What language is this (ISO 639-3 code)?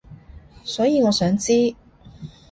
yue